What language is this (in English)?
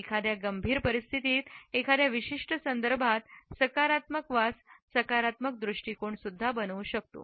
Marathi